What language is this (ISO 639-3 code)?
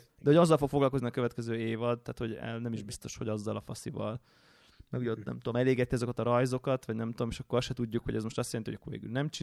hun